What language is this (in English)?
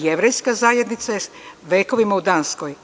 Serbian